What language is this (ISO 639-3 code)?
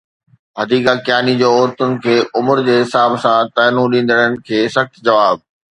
snd